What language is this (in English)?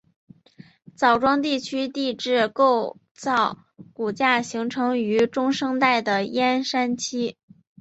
Chinese